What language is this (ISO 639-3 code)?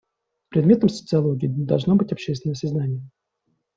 rus